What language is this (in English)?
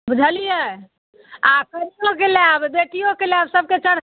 Maithili